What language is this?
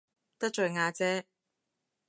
Cantonese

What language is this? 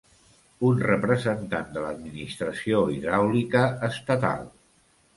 Catalan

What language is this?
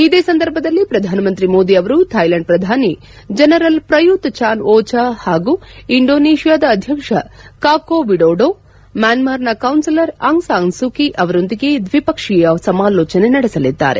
Kannada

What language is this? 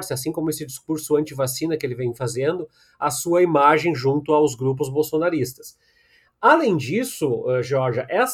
Portuguese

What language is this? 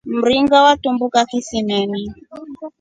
Rombo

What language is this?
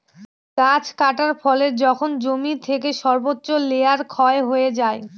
Bangla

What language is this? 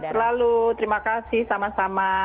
Indonesian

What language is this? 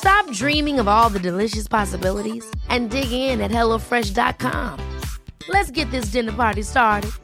Swedish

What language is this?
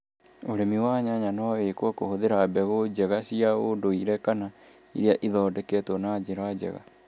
Kikuyu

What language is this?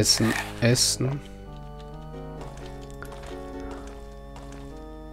German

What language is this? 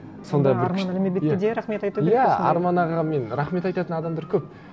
Kazakh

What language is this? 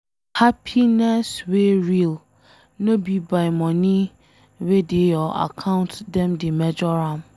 Nigerian Pidgin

